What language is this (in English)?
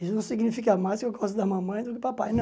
Portuguese